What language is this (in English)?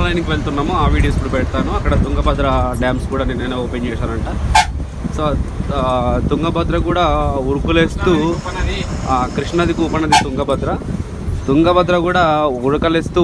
Telugu